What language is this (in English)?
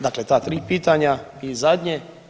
Croatian